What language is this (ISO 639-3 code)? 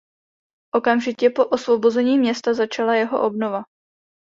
ces